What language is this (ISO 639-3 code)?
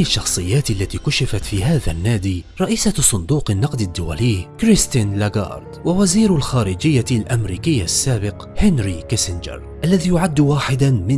ara